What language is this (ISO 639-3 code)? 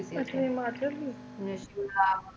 pan